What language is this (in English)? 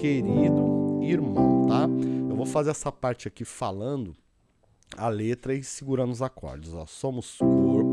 Portuguese